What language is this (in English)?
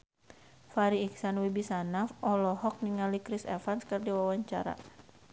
Sundanese